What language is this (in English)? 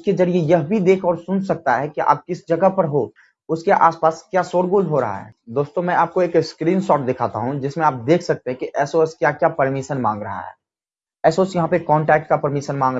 Hindi